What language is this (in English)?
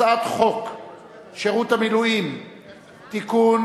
Hebrew